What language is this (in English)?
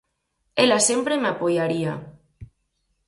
Galician